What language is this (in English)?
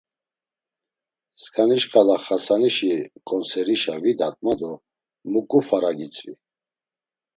Laz